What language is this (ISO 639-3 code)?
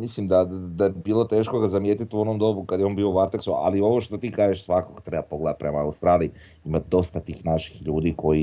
hrv